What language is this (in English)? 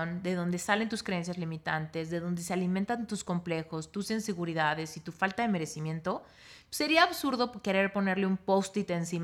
Spanish